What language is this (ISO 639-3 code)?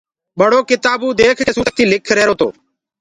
ggg